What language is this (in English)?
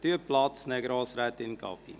Swiss German